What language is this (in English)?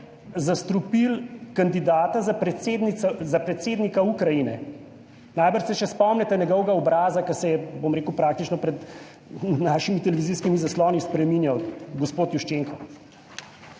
Slovenian